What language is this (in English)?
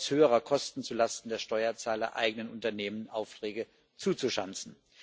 German